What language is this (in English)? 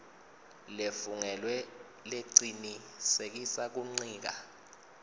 Swati